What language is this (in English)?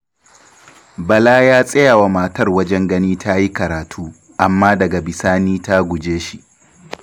Hausa